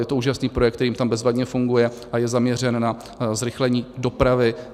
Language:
Czech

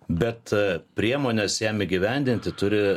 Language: Lithuanian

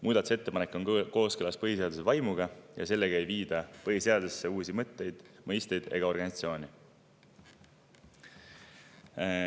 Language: Estonian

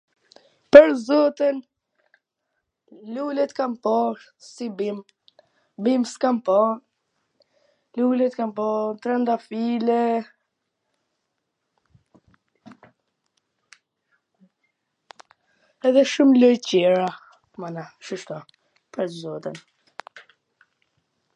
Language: Gheg Albanian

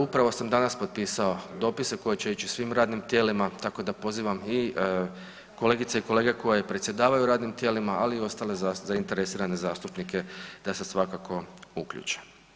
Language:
Croatian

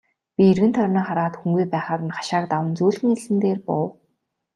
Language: Mongolian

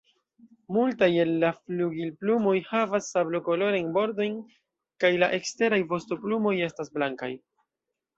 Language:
Esperanto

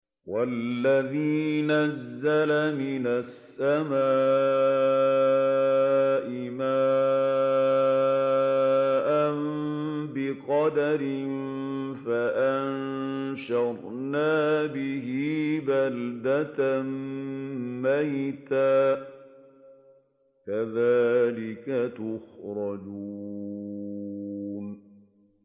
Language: Arabic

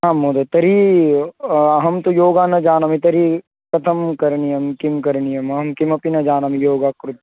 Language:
Sanskrit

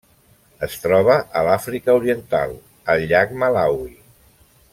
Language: Catalan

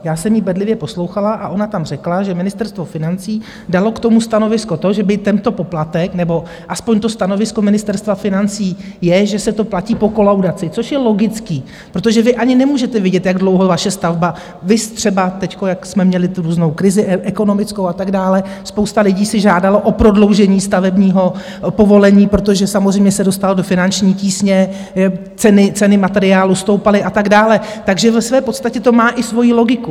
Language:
Czech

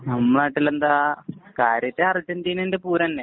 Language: Malayalam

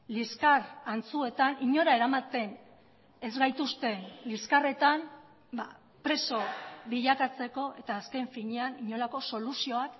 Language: Basque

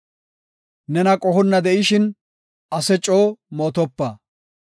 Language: Gofa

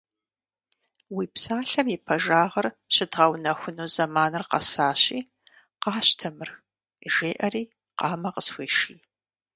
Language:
Kabardian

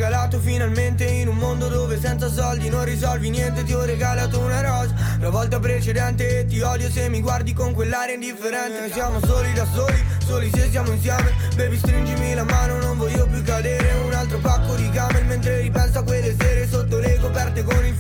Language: Italian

